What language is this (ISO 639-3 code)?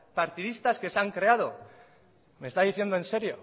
spa